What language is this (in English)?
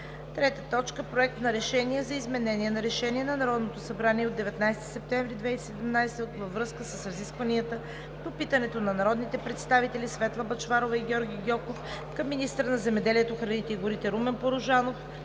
Bulgarian